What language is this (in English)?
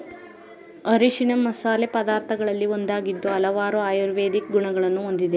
Kannada